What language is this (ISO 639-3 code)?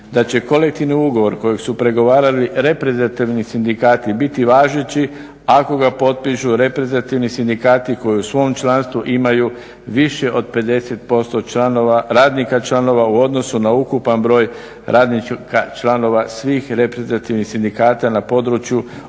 hrv